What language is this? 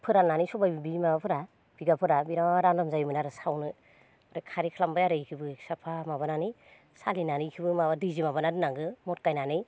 Bodo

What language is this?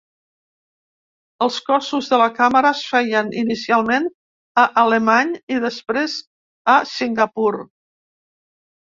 Catalan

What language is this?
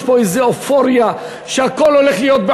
Hebrew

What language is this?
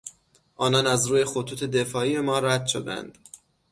Persian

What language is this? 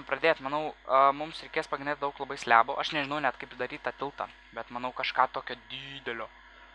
Lithuanian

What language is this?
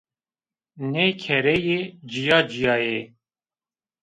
Zaza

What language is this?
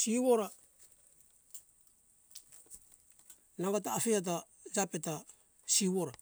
Hunjara-Kaina Ke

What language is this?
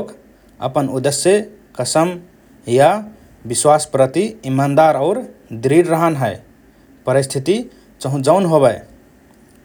Rana Tharu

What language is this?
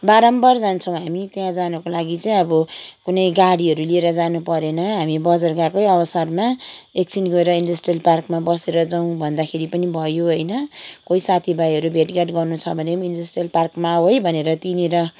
Nepali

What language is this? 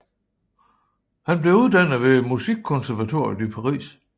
Danish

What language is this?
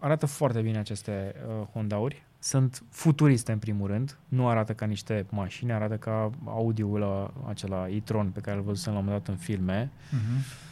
Romanian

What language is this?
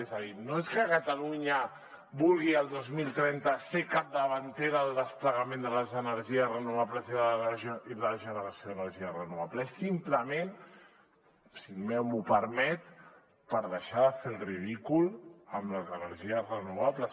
Catalan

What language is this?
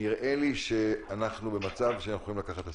Hebrew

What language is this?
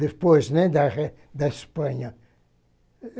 Portuguese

